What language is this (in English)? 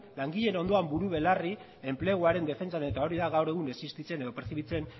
Basque